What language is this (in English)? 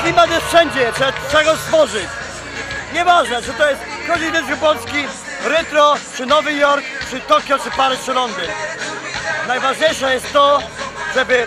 Polish